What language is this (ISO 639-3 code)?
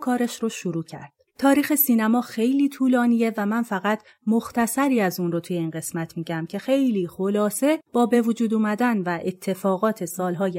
fas